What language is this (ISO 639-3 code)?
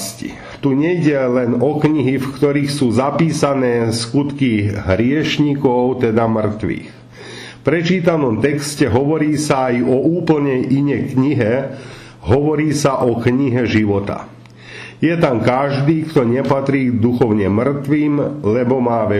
slk